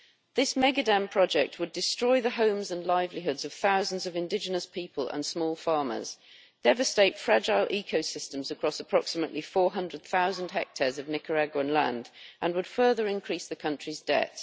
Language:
English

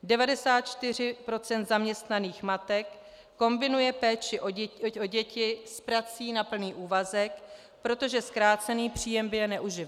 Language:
Czech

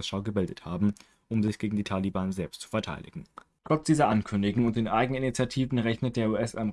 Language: German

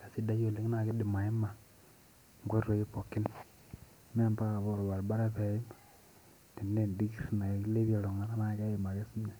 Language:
Masai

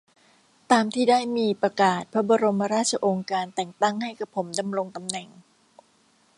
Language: Thai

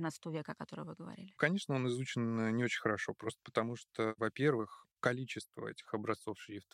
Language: Russian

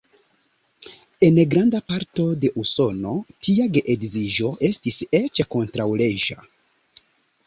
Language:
Esperanto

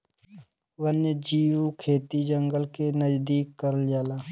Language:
Bhojpuri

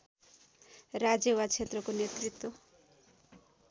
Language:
Nepali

